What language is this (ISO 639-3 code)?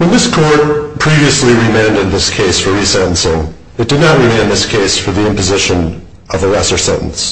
eng